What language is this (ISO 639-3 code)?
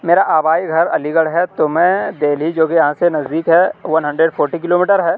urd